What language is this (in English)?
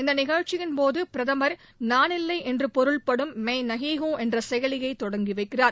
Tamil